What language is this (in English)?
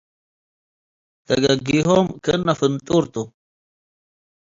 Tigre